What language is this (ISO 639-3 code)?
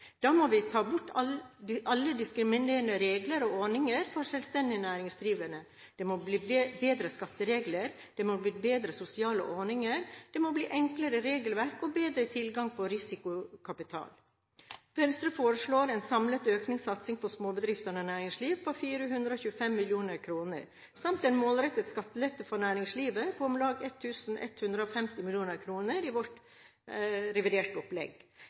nob